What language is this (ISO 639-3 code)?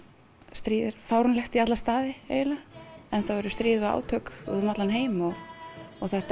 isl